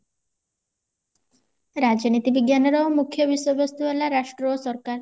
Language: Odia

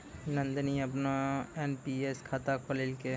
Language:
Maithili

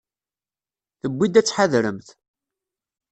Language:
Kabyle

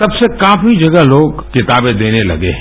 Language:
Hindi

